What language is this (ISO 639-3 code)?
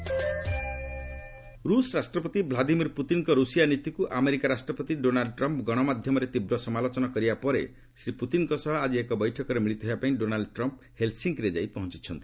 ori